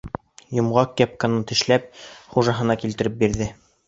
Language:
Bashkir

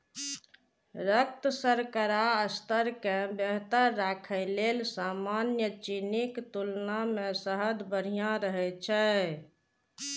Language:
Maithili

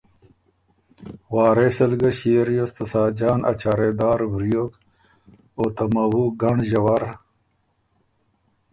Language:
Ormuri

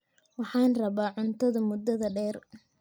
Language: Somali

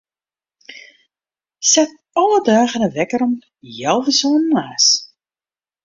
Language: Western Frisian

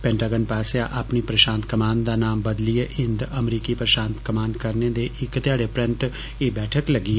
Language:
Dogri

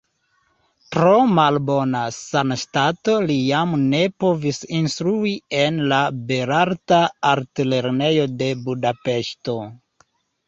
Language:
Esperanto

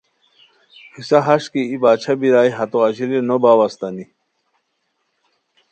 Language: Khowar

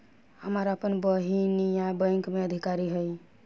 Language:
Bhojpuri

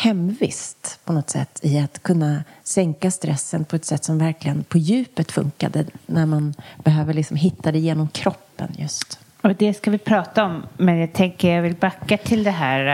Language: Swedish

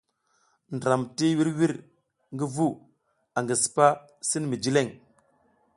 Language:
South Giziga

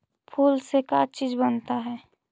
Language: Magahi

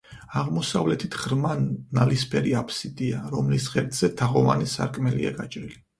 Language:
Georgian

